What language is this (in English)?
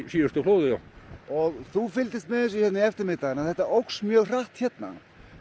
Icelandic